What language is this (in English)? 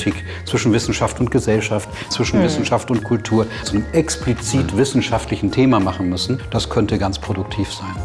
German